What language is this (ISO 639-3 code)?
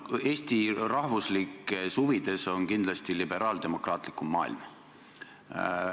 est